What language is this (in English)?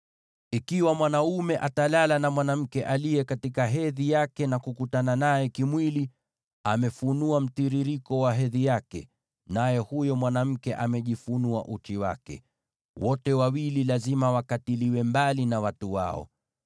Swahili